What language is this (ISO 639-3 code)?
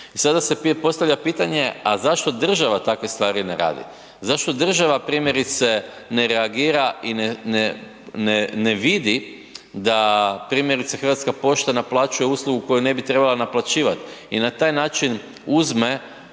hrv